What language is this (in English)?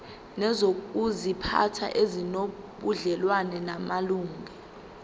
Zulu